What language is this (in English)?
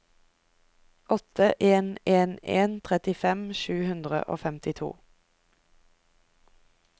Norwegian